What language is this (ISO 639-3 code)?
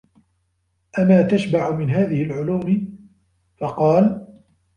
ara